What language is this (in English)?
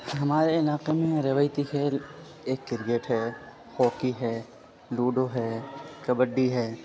Urdu